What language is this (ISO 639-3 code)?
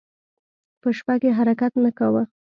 pus